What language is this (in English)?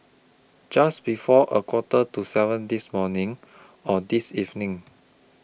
English